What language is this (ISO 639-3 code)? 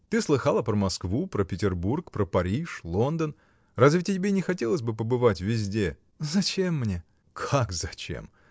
rus